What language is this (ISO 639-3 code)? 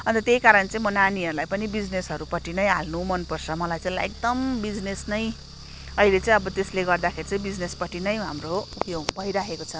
nep